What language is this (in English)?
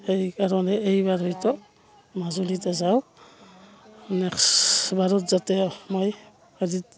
Assamese